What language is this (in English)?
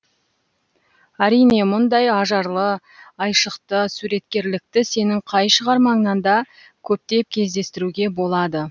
Kazakh